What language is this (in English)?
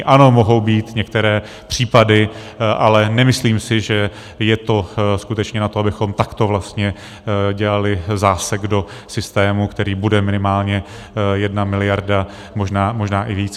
Czech